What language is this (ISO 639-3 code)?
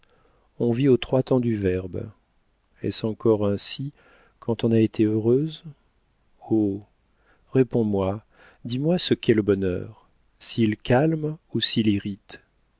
fra